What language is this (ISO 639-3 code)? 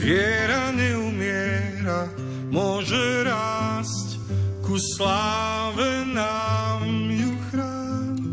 slk